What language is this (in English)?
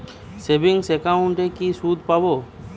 Bangla